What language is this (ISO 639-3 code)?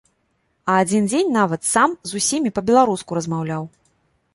bel